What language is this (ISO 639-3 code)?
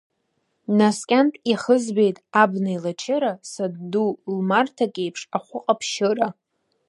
abk